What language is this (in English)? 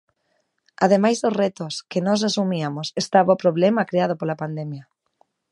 Galician